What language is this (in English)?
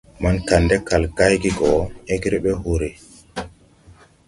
Tupuri